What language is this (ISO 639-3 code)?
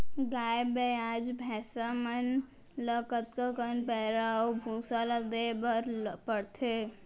hne